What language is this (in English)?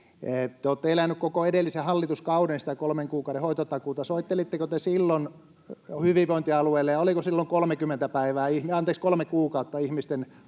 Finnish